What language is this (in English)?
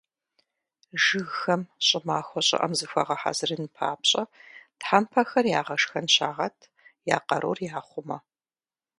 Kabardian